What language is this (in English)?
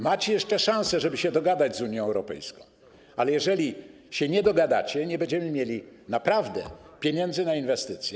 Polish